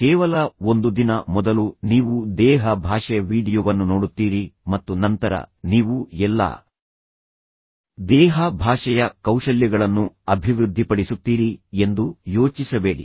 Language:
Kannada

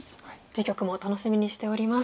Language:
Japanese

